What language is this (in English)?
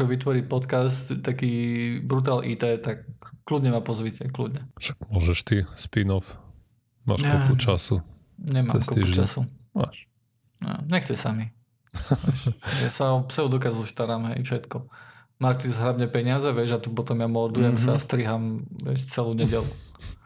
Slovak